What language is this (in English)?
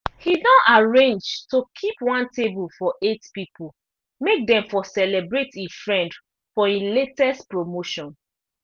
Nigerian Pidgin